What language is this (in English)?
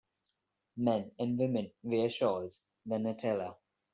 English